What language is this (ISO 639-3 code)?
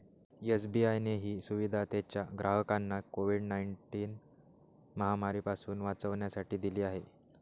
mar